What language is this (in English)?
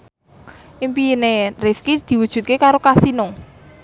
Javanese